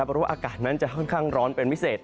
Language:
Thai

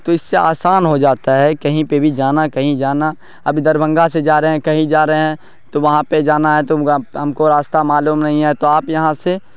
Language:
Urdu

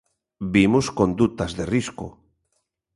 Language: Galician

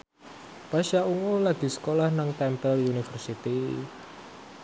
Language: Javanese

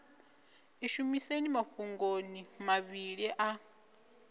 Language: Venda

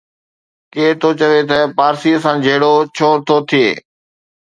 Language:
Sindhi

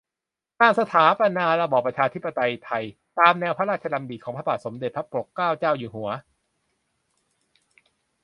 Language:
Thai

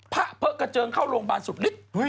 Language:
Thai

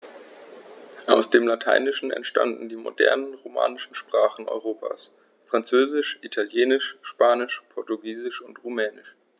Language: German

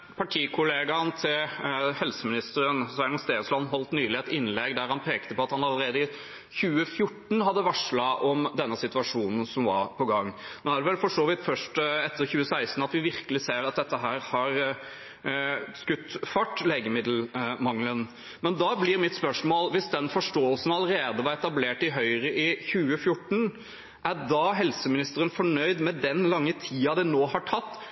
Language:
Norwegian Bokmål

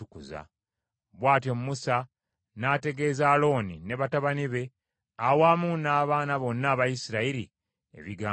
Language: Ganda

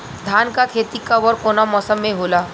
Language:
Bhojpuri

